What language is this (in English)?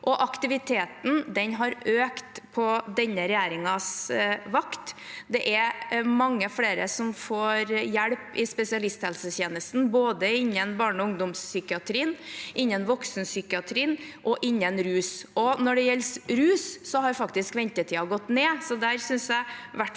Norwegian